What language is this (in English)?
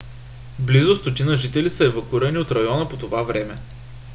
Bulgarian